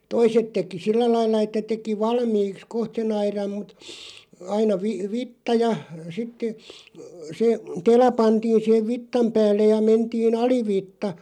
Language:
Finnish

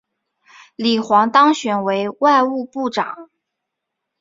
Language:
Chinese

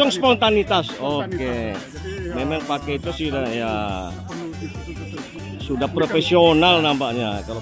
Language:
Indonesian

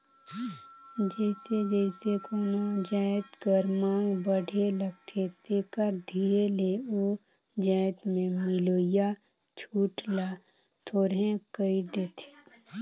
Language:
Chhattisgarhi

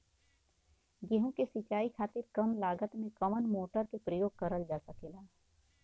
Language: Bhojpuri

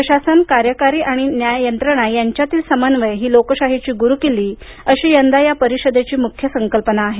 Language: Marathi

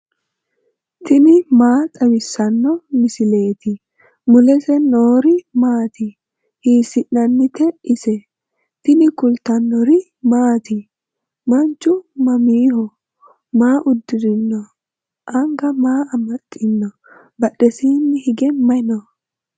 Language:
Sidamo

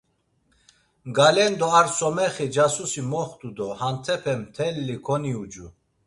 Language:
Laz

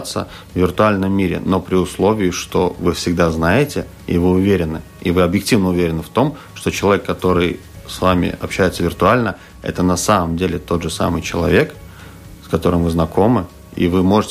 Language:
Russian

